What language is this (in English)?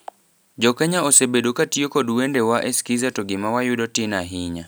Luo (Kenya and Tanzania)